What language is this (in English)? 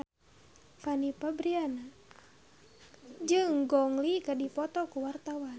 Sundanese